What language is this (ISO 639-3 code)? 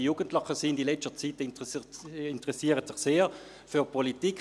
gsw